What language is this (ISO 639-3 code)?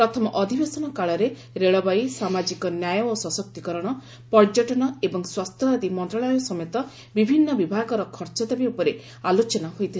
ori